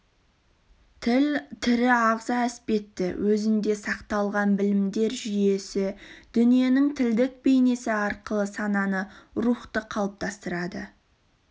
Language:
Kazakh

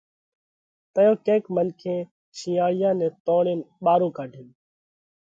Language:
Parkari Koli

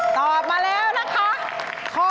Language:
Thai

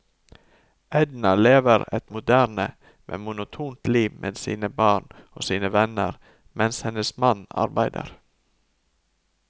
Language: Norwegian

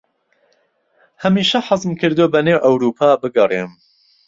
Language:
Central Kurdish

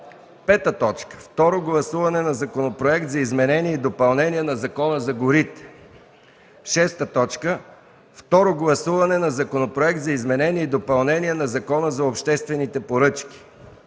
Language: Bulgarian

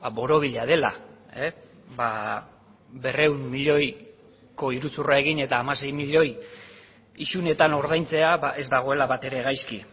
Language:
Basque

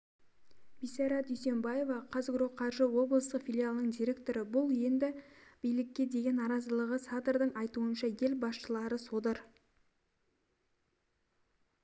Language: Kazakh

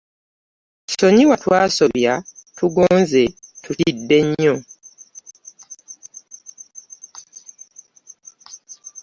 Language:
Ganda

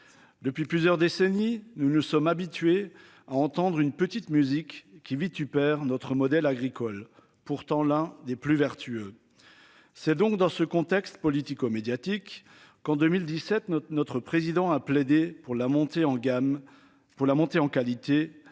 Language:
French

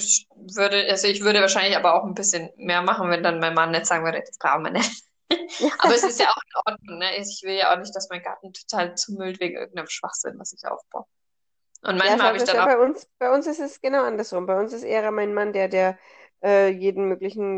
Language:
German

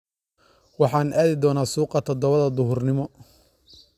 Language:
Somali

